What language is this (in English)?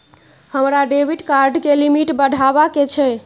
Maithili